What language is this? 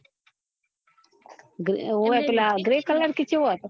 Gujarati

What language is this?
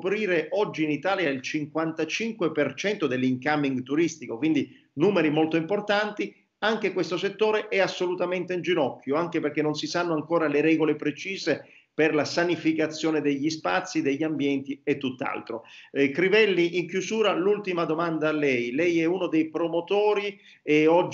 Italian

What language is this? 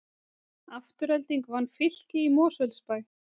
Icelandic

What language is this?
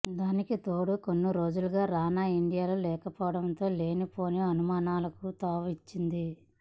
Telugu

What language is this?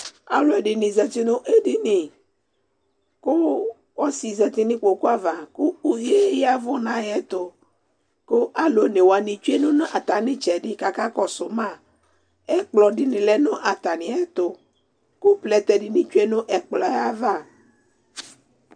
Ikposo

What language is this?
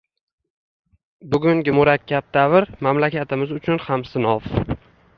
Uzbek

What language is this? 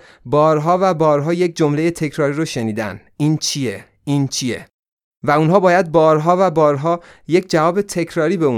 Persian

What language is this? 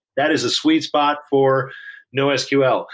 English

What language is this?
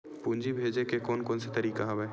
Chhattisgarhi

